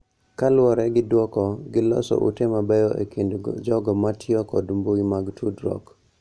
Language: Luo (Kenya and Tanzania)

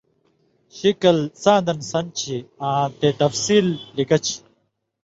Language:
Indus Kohistani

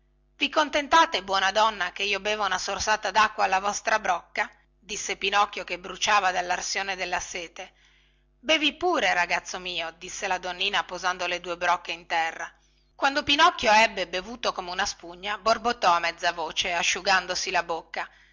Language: Italian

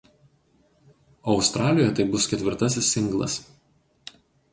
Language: Lithuanian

